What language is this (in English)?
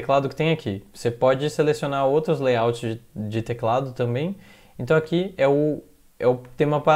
Portuguese